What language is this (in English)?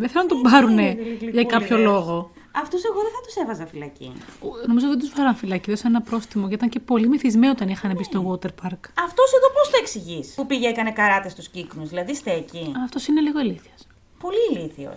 Greek